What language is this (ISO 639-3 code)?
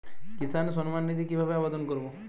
ben